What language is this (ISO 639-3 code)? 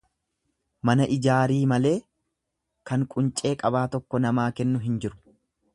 orm